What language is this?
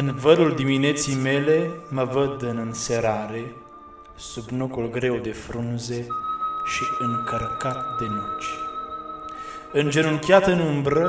Romanian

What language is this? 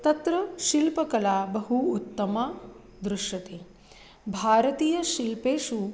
Sanskrit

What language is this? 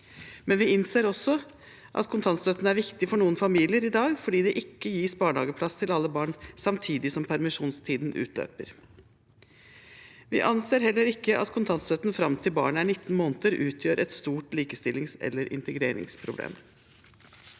Norwegian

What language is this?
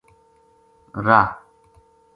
Gujari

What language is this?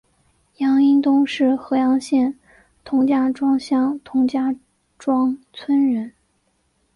Chinese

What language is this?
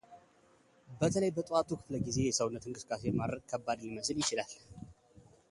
Amharic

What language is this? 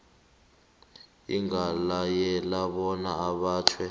South Ndebele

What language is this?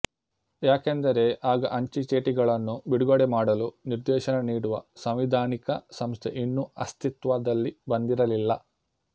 Kannada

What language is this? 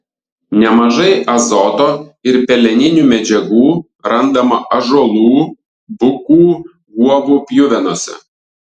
Lithuanian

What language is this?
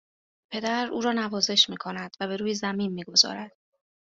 Persian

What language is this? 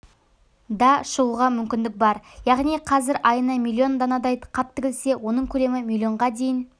Kazakh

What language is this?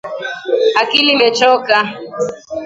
Swahili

